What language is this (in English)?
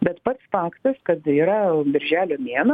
Lithuanian